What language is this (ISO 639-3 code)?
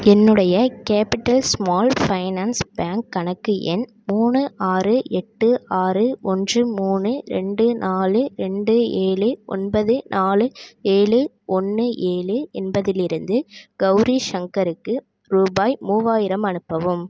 tam